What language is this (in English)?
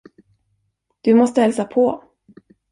Swedish